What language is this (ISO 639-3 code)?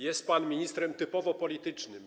pol